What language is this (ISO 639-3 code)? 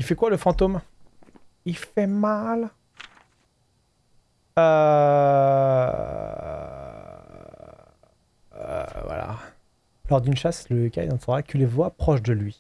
fra